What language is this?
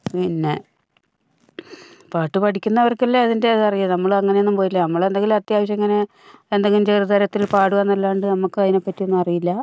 Malayalam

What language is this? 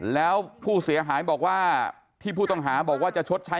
Thai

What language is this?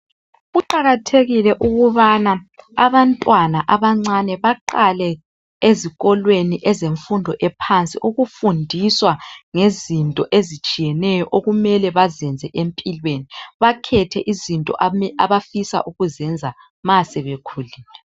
North Ndebele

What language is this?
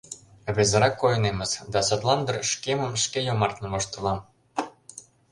Mari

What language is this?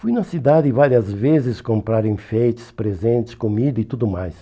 Portuguese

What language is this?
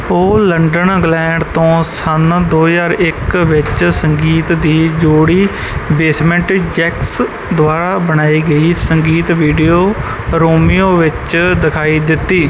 Punjabi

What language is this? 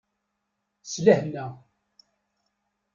Kabyle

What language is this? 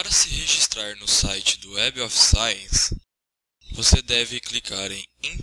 Portuguese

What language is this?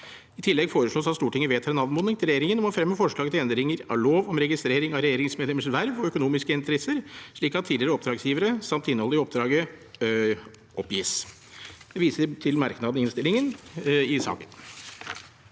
Norwegian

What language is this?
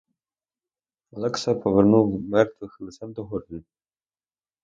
Ukrainian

